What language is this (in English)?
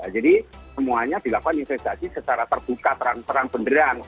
Indonesian